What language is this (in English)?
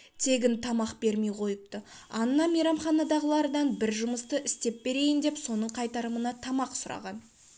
Kazakh